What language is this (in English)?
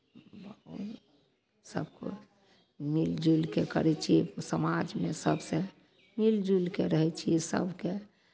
Maithili